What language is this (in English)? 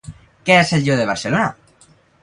Catalan